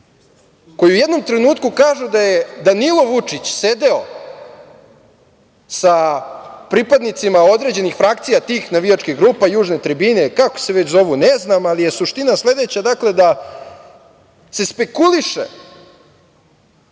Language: Serbian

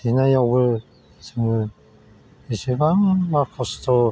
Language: Bodo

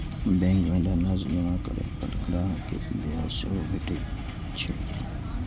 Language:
Maithili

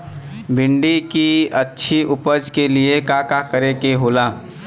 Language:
Bhojpuri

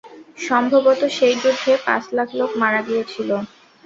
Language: Bangla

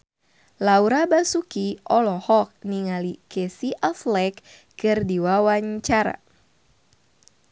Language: Sundanese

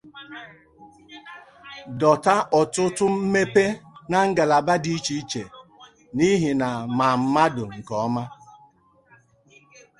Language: Igbo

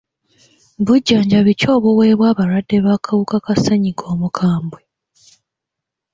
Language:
Ganda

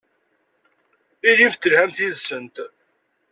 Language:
Kabyle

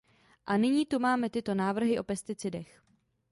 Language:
Czech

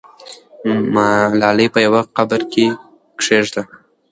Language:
Pashto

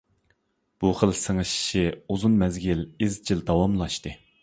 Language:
Uyghur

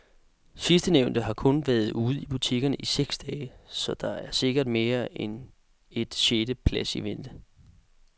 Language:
Danish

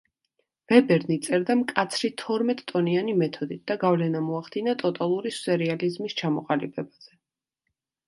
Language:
Georgian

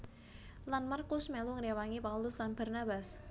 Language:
Javanese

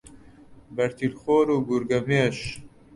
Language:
Central Kurdish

